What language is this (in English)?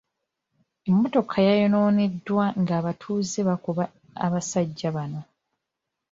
Ganda